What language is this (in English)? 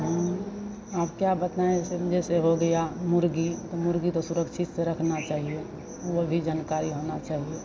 Hindi